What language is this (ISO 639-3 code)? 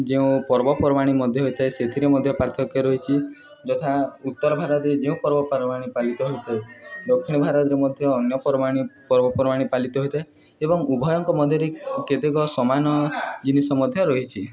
ori